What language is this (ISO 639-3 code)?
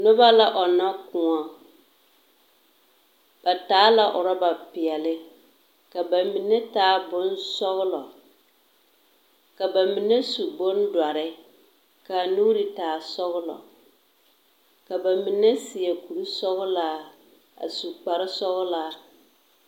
dga